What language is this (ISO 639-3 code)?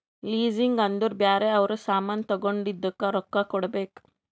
kan